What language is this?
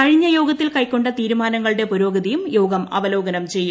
Malayalam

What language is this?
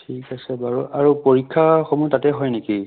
Assamese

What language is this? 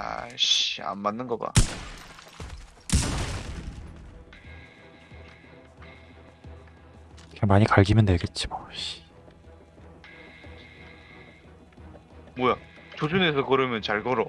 Korean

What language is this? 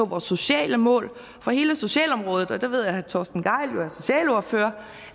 Danish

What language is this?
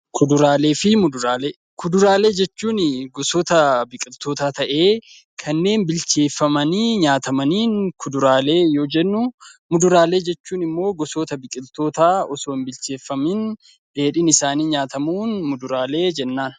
Oromo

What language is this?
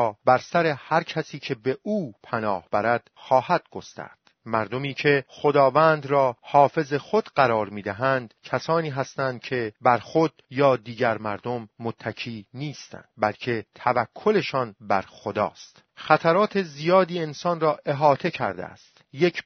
Persian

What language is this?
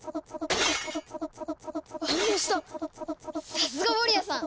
Japanese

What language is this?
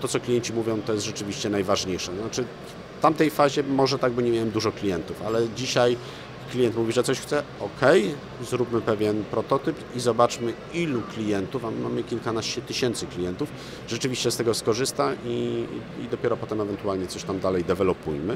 Polish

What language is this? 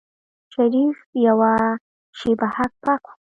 Pashto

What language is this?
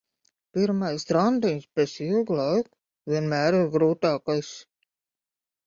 Latvian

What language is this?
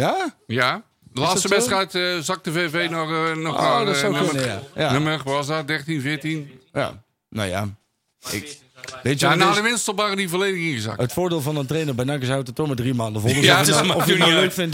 Dutch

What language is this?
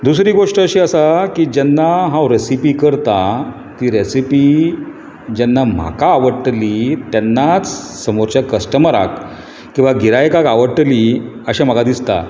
Konkani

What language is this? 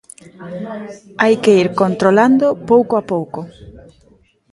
Galician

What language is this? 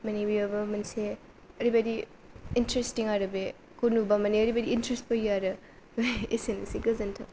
Bodo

